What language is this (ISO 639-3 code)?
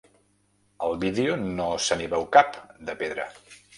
cat